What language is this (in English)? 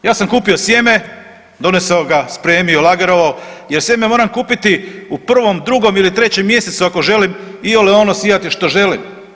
Croatian